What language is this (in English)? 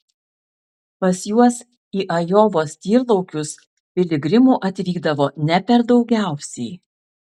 Lithuanian